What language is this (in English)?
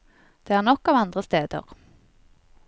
Norwegian